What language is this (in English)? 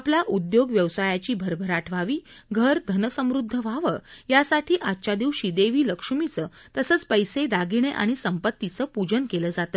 Marathi